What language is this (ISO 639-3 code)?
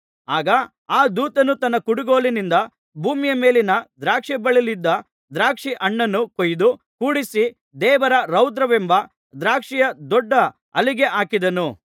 kan